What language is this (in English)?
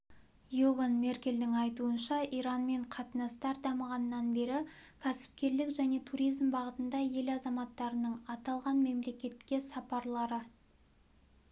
Kazakh